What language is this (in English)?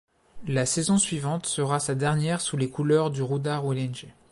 French